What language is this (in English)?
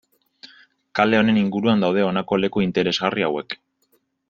Basque